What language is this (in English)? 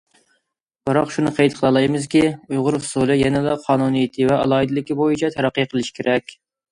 Uyghur